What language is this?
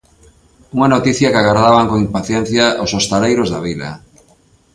Galician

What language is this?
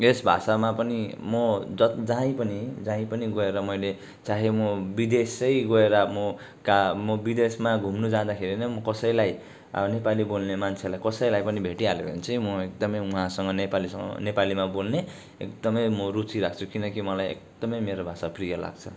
Nepali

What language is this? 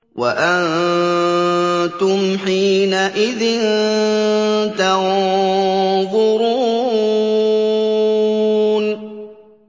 Arabic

